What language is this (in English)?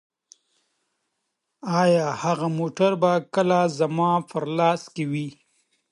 Pashto